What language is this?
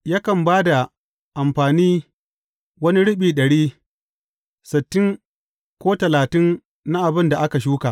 Hausa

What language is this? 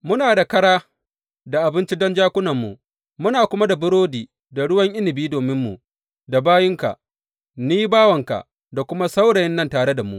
Hausa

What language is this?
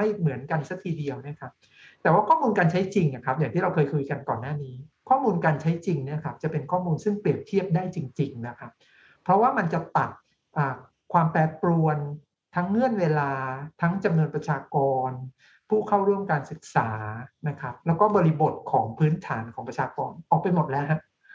Thai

